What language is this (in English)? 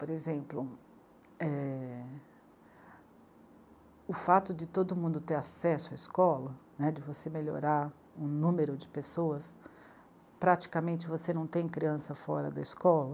Portuguese